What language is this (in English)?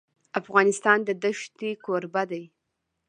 Pashto